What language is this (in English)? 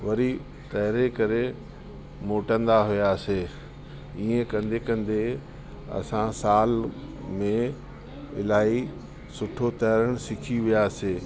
Sindhi